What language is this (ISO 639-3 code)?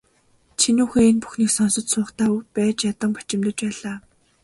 mon